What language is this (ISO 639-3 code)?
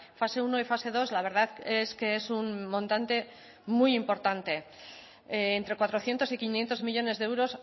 spa